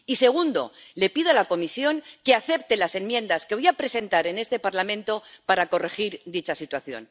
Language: Spanish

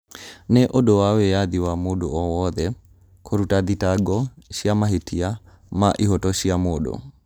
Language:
Kikuyu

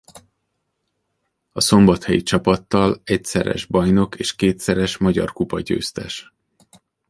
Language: Hungarian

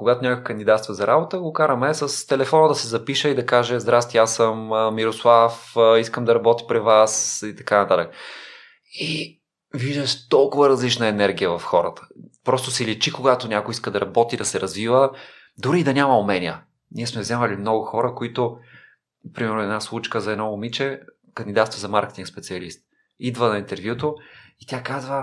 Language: Bulgarian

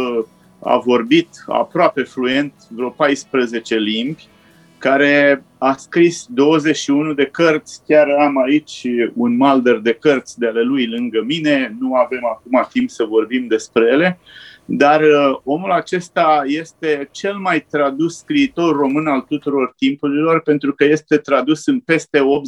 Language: Romanian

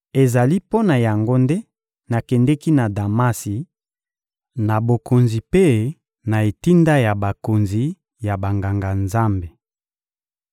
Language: Lingala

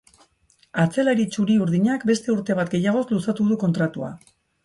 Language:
Basque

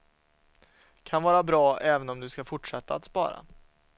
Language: Swedish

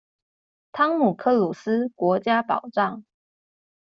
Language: Chinese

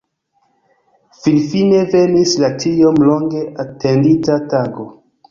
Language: Esperanto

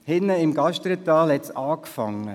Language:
Swiss German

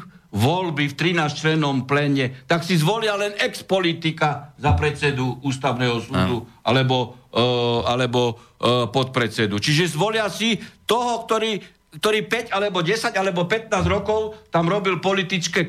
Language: Slovak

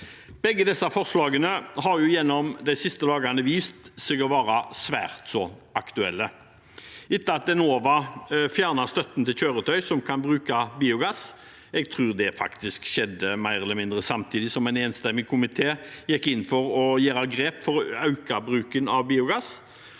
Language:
Norwegian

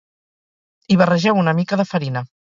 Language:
Catalan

